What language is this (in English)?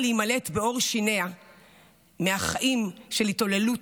Hebrew